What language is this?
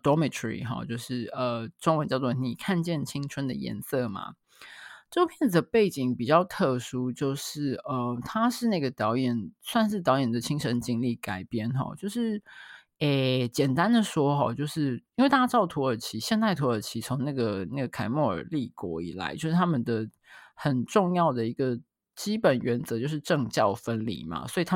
Chinese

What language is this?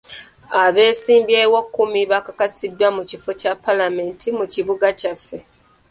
Ganda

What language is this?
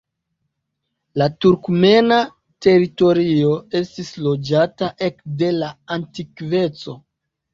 Esperanto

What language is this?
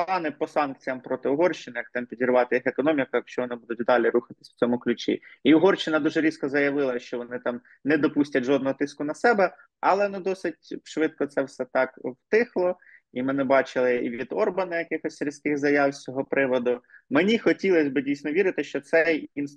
Ukrainian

